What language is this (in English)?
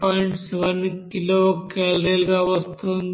Telugu